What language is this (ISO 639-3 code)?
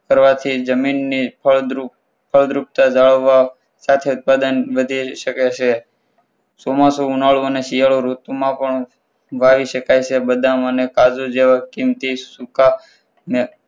guj